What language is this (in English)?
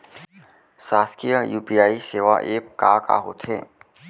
Chhattisgarhi